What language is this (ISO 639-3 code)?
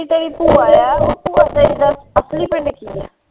pan